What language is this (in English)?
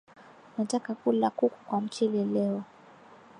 Swahili